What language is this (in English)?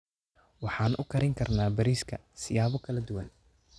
Somali